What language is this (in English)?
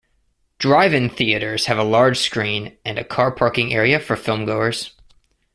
English